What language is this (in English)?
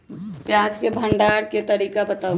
Magahi